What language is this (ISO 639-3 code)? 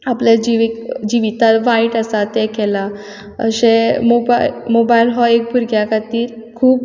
kok